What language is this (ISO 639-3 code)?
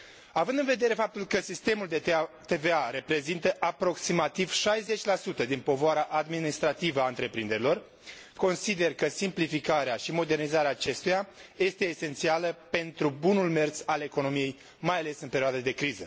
ron